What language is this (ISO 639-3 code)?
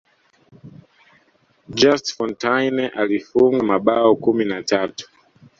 swa